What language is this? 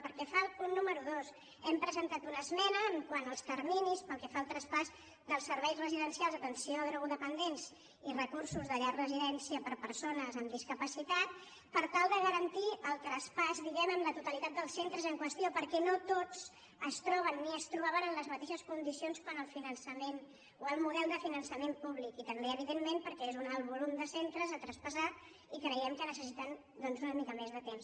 Catalan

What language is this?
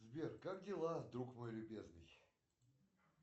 Russian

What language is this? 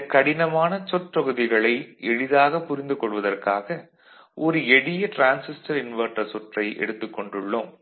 Tamil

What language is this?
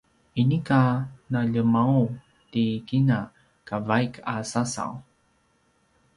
Paiwan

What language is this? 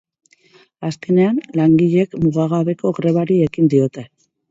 Basque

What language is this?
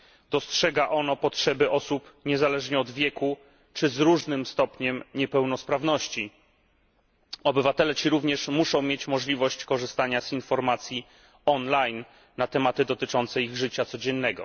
Polish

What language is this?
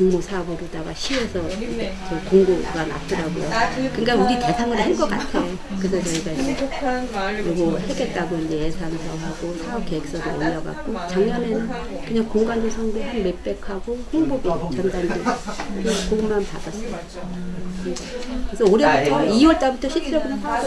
Korean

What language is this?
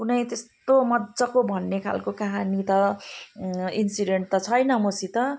Nepali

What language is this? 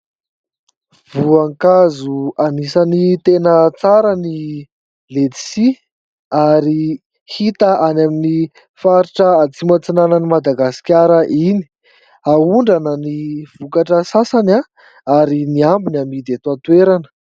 Malagasy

